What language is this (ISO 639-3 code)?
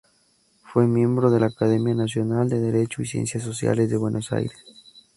spa